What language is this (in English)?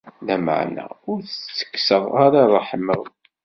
Kabyle